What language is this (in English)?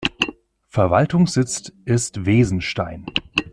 German